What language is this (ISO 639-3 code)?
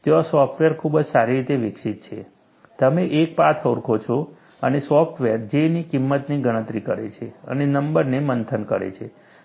guj